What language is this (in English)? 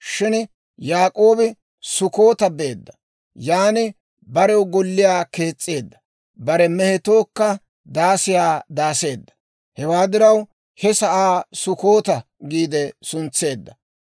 Dawro